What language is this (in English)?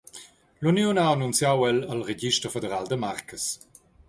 Romansh